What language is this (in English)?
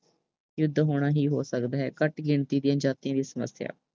Punjabi